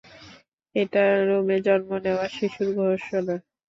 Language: Bangla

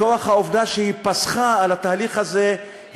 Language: Hebrew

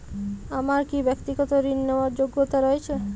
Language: Bangla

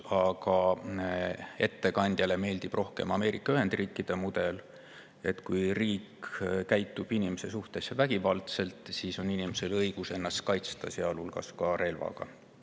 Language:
Estonian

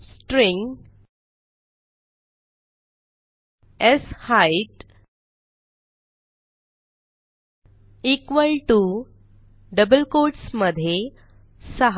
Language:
Marathi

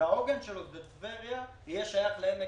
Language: Hebrew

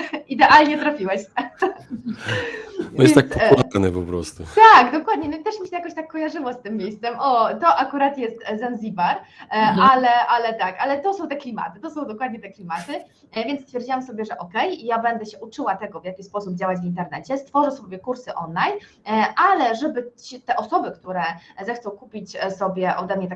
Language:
Polish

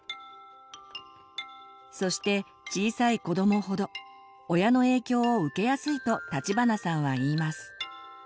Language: Japanese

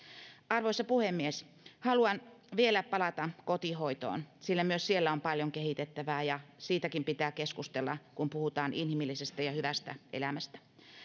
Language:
Finnish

